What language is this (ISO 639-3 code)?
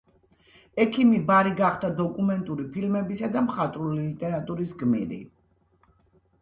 kat